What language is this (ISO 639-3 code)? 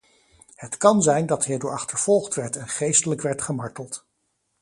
nld